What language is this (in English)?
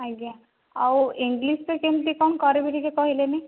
Odia